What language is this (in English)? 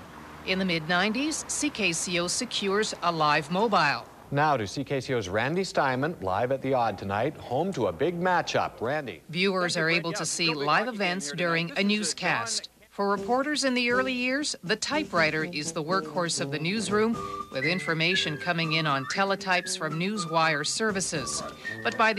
English